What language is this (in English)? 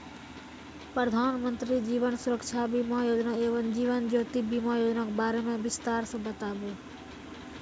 Maithili